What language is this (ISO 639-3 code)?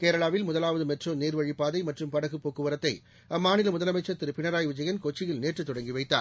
tam